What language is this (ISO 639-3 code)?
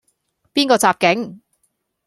yue